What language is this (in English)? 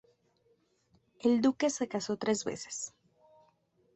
Spanish